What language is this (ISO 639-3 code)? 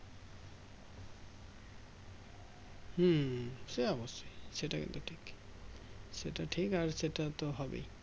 ben